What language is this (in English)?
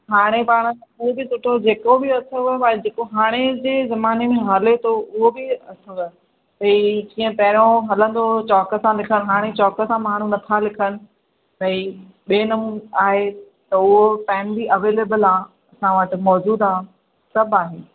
Sindhi